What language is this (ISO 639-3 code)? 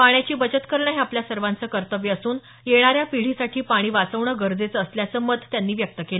mar